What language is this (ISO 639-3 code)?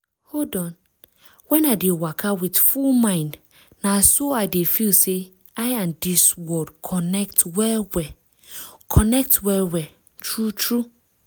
pcm